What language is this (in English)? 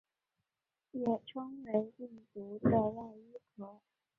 Chinese